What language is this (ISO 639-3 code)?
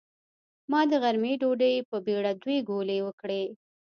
pus